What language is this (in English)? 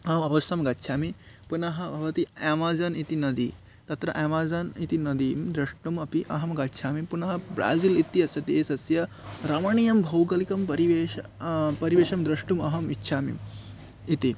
Sanskrit